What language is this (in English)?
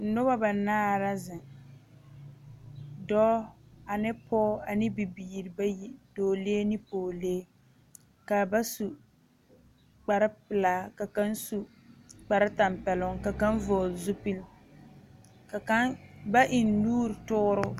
Southern Dagaare